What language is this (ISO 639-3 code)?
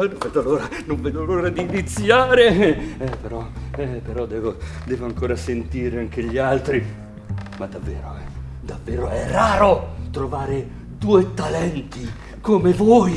ita